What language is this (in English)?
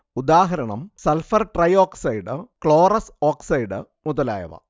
Malayalam